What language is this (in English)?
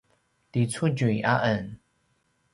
Paiwan